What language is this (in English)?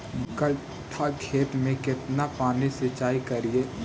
Magahi